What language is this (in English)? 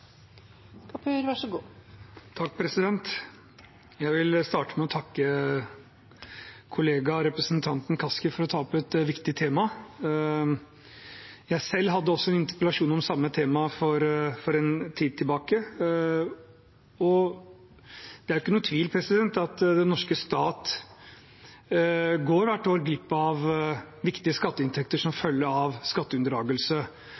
Norwegian